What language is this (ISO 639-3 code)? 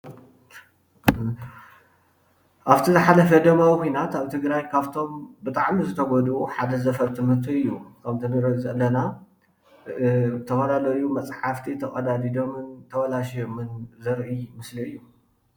tir